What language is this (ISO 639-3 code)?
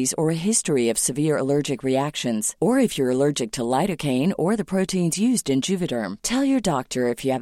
urd